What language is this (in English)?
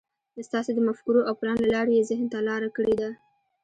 Pashto